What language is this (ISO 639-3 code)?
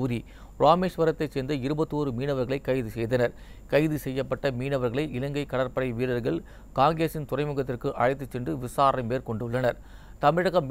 tam